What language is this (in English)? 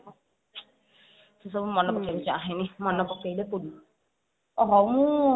Odia